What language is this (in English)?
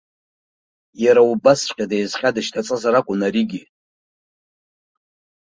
Abkhazian